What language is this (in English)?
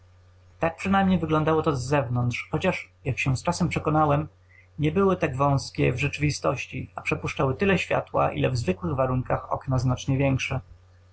Polish